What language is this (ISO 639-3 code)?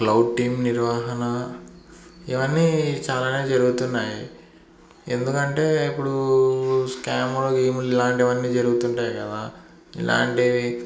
tel